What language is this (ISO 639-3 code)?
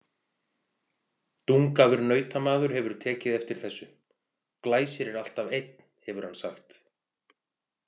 isl